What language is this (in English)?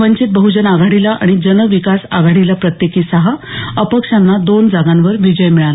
Marathi